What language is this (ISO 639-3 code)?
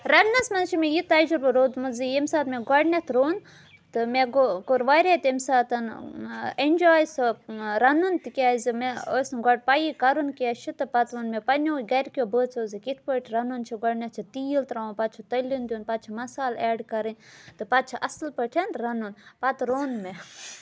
kas